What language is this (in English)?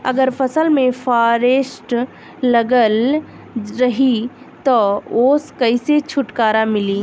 Bhojpuri